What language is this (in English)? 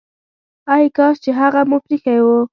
Pashto